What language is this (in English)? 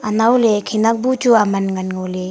Wancho Naga